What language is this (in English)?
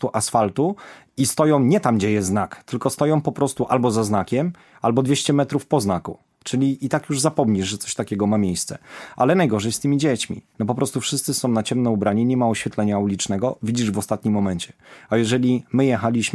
Polish